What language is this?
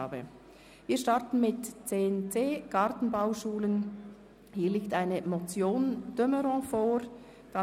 Swiss German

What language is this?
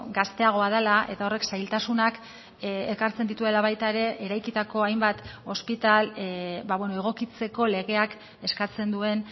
Basque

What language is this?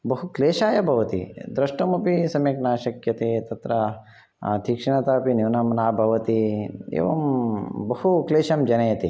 Sanskrit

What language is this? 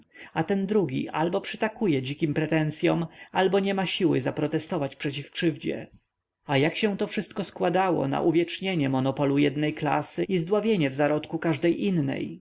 Polish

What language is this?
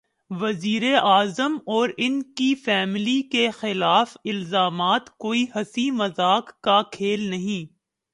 Urdu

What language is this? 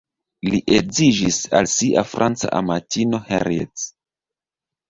Esperanto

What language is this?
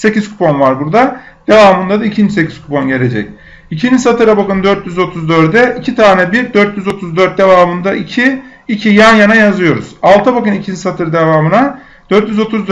Turkish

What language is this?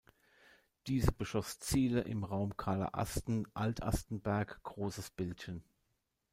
German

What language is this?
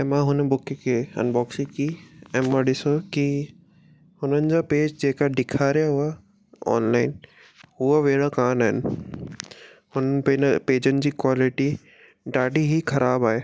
Sindhi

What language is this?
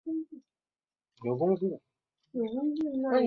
Chinese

